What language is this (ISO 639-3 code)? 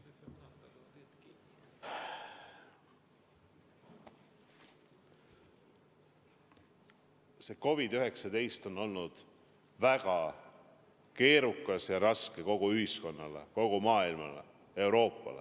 est